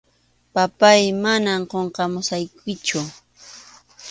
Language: Arequipa-La Unión Quechua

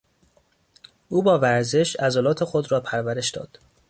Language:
Persian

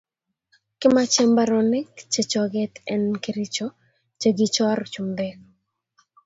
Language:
Kalenjin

